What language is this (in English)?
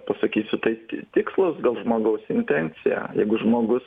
Lithuanian